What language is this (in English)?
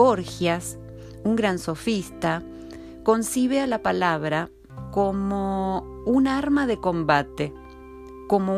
Spanish